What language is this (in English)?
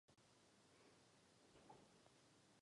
Czech